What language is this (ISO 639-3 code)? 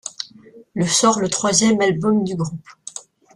fra